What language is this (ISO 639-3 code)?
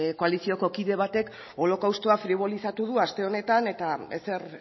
eus